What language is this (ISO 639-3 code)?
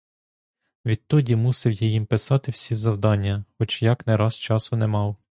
ukr